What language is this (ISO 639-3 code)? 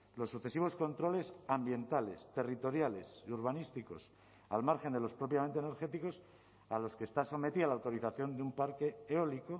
spa